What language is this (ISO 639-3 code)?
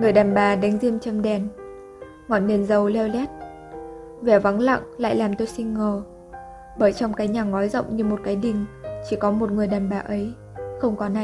vie